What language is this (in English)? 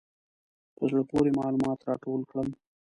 Pashto